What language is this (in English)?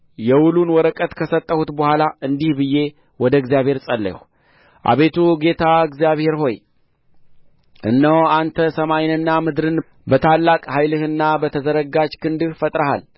Amharic